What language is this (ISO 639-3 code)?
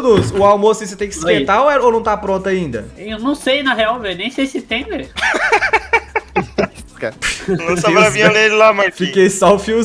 por